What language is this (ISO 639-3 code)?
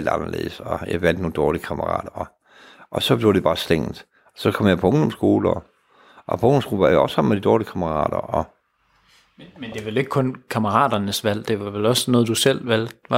dan